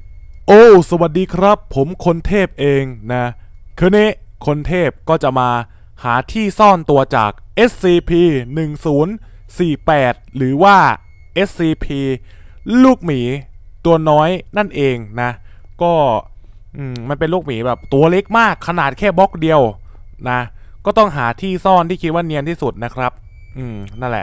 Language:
Thai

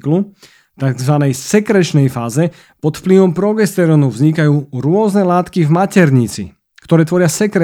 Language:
Slovak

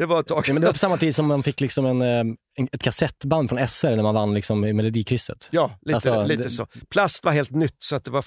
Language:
Swedish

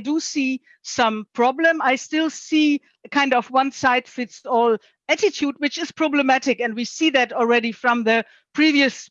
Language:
English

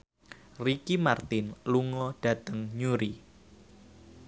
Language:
Javanese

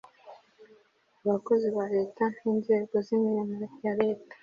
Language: Kinyarwanda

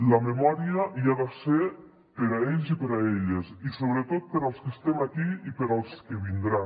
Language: Catalan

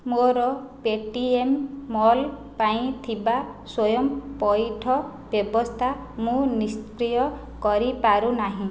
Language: Odia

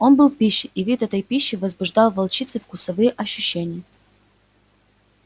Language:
Russian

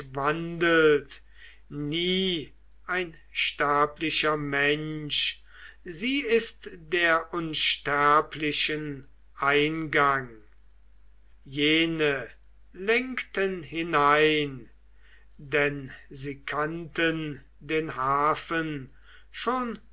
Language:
German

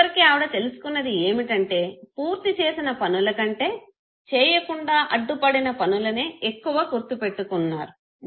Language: Telugu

